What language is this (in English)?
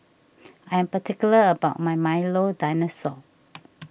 English